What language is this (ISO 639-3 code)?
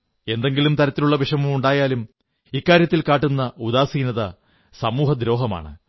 mal